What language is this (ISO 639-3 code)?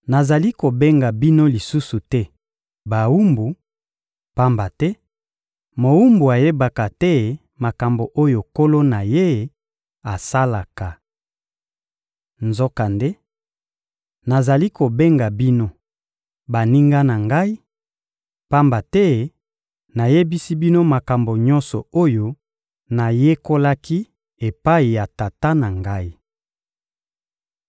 lin